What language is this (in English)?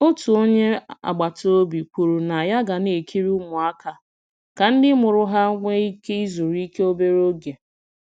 Igbo